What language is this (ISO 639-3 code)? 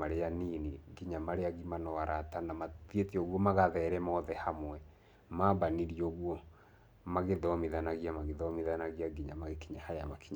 kik